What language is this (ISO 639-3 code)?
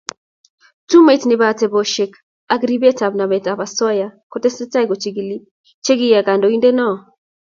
kln